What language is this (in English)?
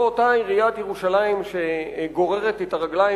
Hebrew